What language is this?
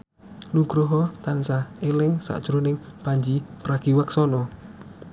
Javanese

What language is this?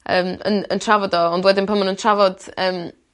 Welsh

